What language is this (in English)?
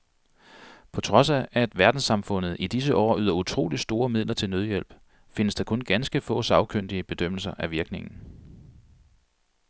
Danish